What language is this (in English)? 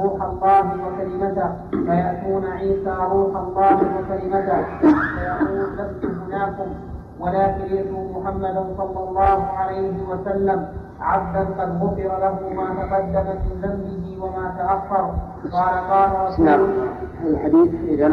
Arabic